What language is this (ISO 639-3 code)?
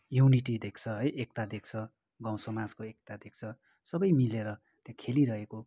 nep